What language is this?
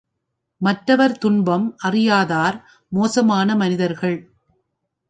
Tamil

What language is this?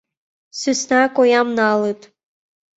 Mari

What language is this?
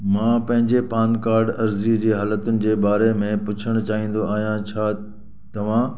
Sindhi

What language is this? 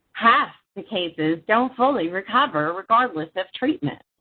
English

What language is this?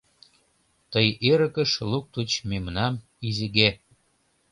Mari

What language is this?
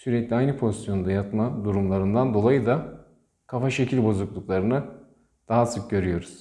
Turkish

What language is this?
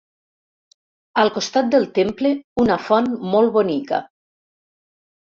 Catalan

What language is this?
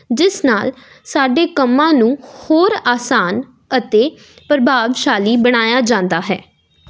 Punjabi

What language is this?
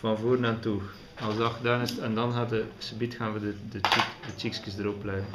Dutch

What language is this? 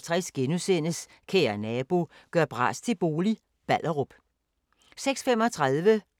Danish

